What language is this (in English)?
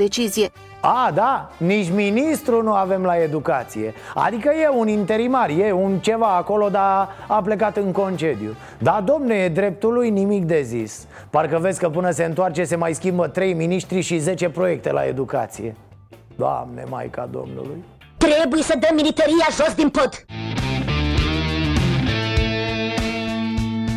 Romanian